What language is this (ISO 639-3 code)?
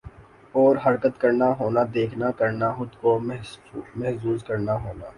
urd